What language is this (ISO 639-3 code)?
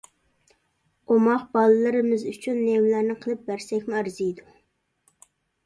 uig